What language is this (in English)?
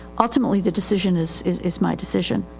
English